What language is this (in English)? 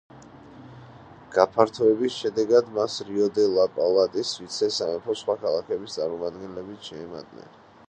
Georgian